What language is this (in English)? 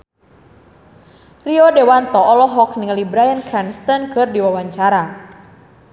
Sundanese